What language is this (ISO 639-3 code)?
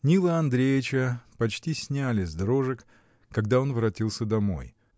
rus